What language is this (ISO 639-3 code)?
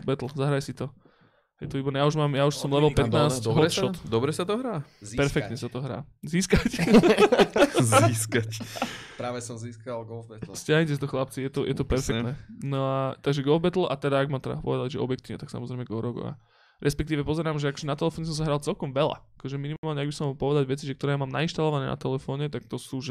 slk